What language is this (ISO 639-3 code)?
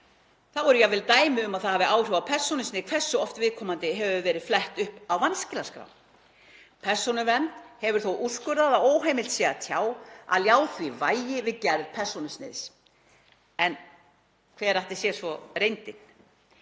isl